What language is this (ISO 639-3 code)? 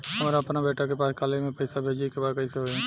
bho